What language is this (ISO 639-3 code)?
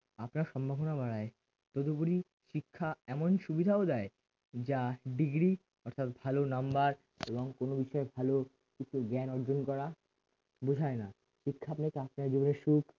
ben